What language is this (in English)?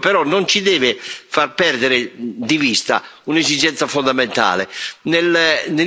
Italian